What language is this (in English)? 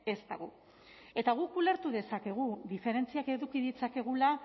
Basque